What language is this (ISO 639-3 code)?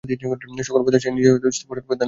ben